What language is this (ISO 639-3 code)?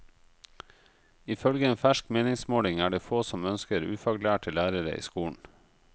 nor